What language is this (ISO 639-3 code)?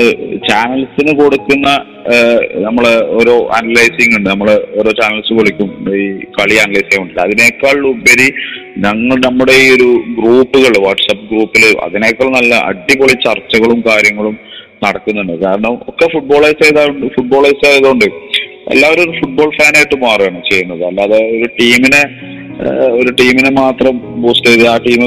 mal